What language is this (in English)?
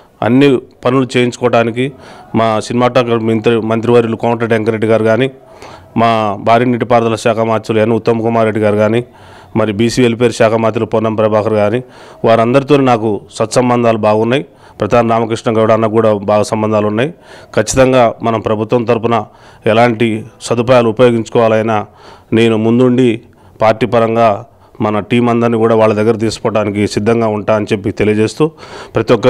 Telugu